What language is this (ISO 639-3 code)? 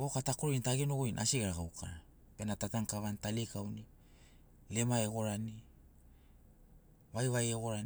snc